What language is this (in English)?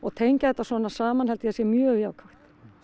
Icelandic